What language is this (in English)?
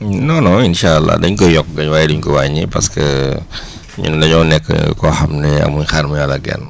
Wolof